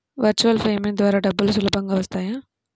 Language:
Telugu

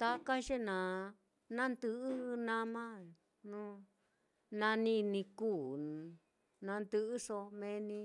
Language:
Mitlatongo Mixtec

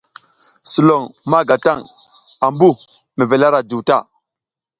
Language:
South Giziga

